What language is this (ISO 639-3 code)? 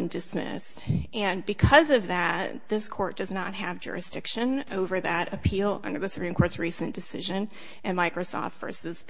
eng